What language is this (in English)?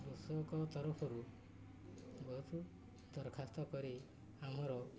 Odia